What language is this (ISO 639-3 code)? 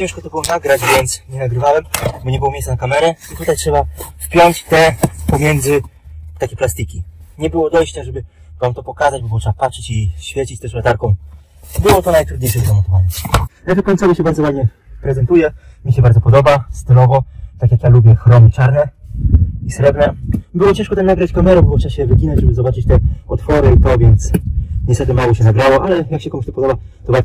pol